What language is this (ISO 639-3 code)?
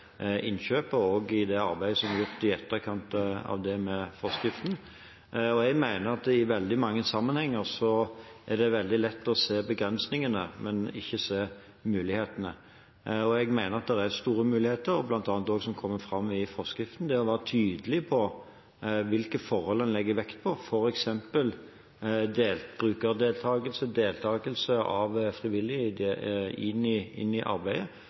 nob